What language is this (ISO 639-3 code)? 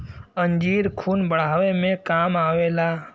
bho